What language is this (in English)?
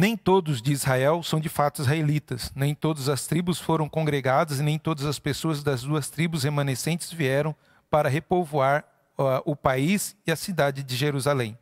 Portuguese